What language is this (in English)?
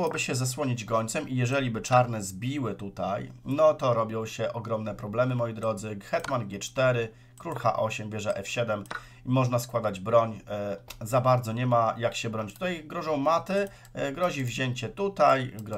Polish